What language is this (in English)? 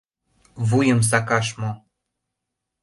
Mari